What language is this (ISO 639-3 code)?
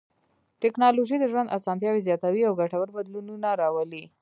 pus